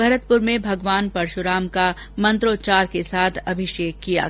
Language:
Hindi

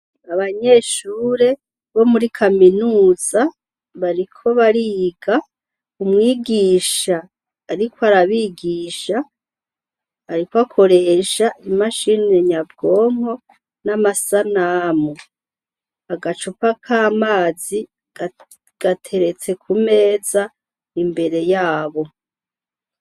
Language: Rundi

